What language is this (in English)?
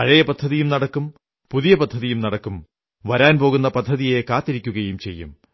Malayalam